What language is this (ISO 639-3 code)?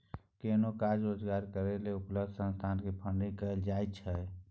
mai